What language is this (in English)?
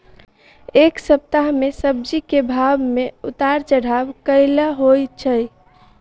Maithili